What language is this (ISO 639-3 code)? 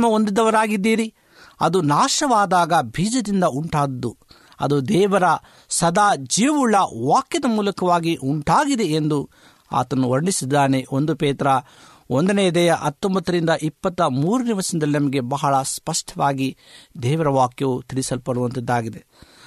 kan